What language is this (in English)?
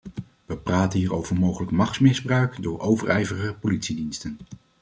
Dutch